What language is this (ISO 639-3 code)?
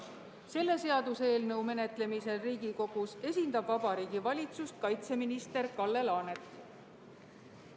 est